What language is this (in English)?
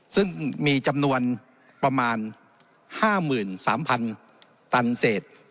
Thai